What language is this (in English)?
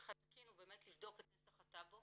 Hebrew